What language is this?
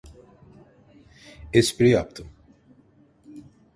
Turkish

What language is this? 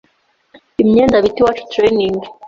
Kinyarwanda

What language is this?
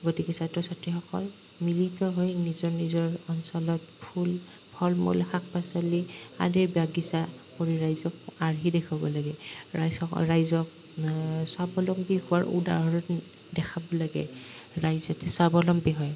Assamese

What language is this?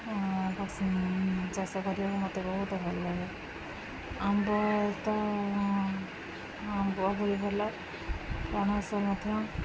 Odia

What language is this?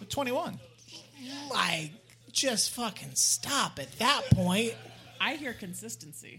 English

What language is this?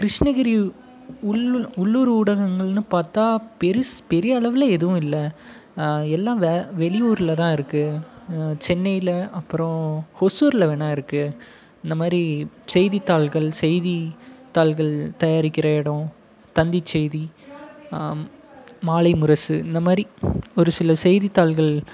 Tamil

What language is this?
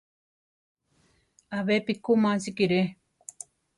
Central Tarahumara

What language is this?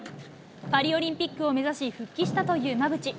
Japanese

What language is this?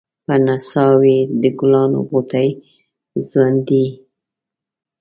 Pashto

